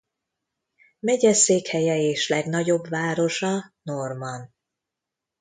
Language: Hungarian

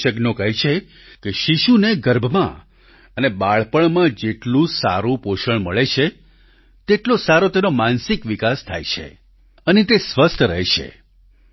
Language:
Gujarati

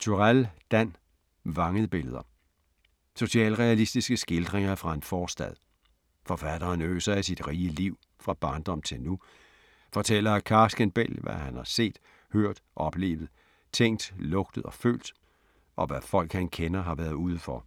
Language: Danish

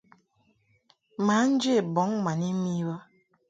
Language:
Mungaka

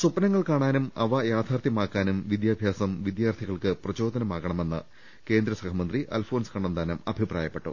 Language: Malayalam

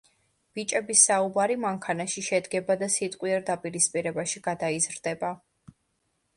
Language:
Georgian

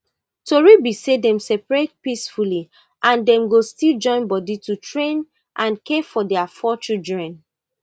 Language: Nigerian Pidgin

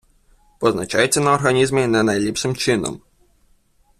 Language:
Ukrainian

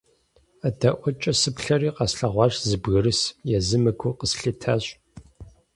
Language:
Kabardian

